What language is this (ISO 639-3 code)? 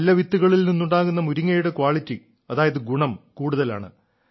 mal